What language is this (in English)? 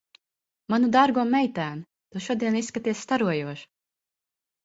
Latvian